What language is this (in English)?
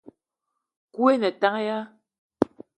Eton (Cameroon)